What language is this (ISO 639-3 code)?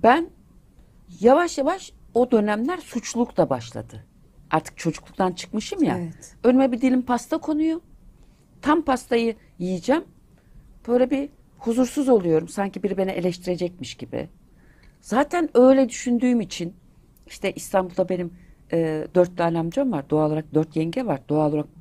tur